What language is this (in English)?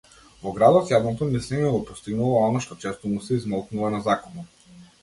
Macedonian